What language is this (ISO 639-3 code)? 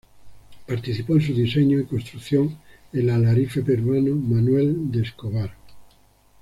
spa